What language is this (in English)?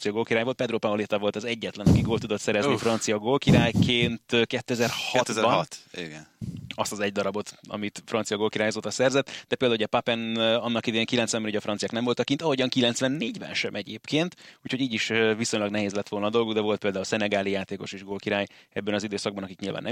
Hungarian